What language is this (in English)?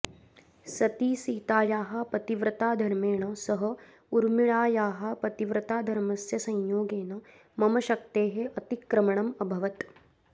Sanskrit